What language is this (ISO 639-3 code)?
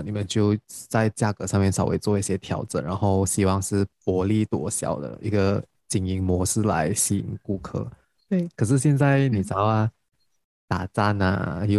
zho